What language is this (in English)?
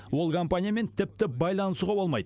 Kazakh